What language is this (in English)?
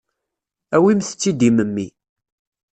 Kabyle